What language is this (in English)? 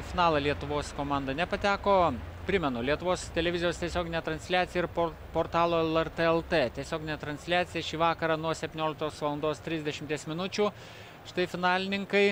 Lithuanian